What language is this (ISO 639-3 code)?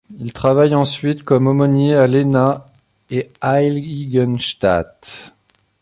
fra